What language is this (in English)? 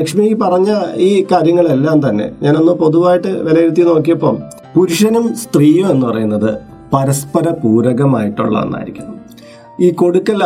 Malayalam